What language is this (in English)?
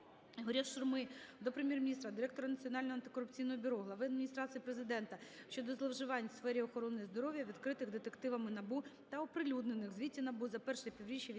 Ukrainian